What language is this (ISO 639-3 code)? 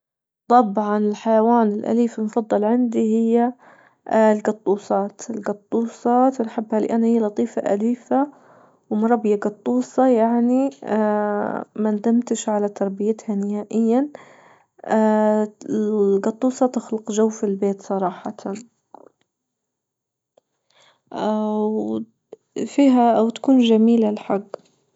ayl